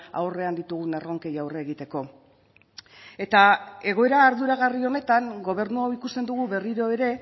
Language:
Basque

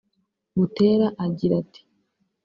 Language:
Kinyarwanda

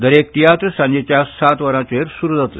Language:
Konkani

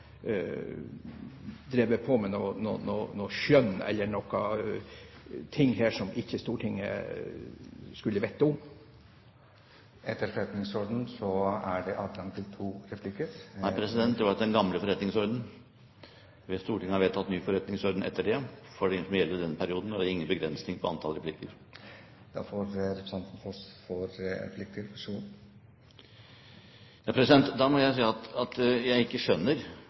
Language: Norwegian Bokmål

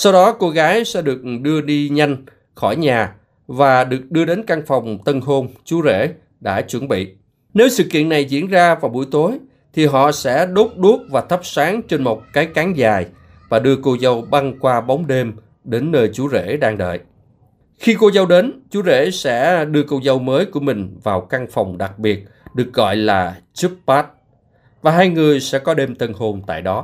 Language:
Vietnamese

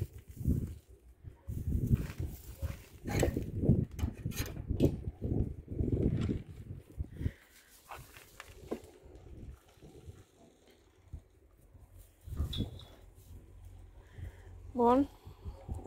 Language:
Romanian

